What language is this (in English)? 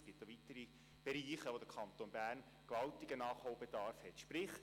Swiss German